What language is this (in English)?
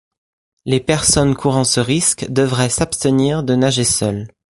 French